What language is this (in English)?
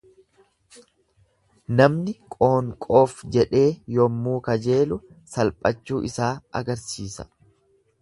Oromo